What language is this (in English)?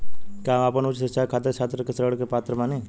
Bhojpuri